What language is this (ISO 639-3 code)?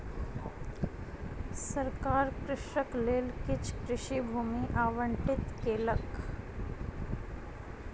mai